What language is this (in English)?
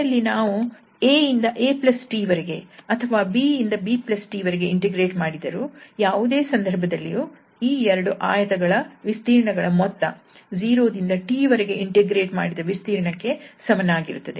Kannada